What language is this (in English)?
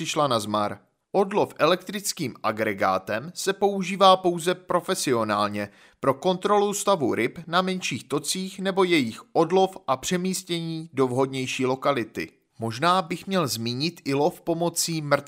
Czech